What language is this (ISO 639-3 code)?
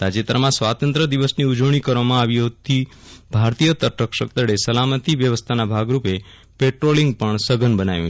guj